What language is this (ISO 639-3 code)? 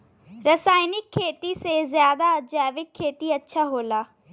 bho